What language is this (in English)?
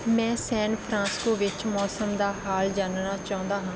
Punjabi